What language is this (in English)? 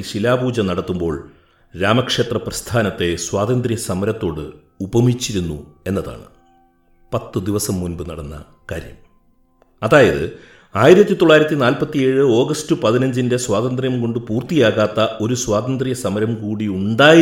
Malayalam